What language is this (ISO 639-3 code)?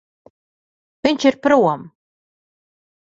lav